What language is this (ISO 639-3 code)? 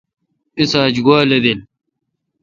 xka